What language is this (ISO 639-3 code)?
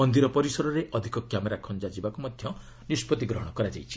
ori